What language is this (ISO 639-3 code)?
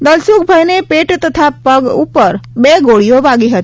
guj